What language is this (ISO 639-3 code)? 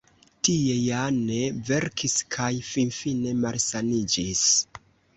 epo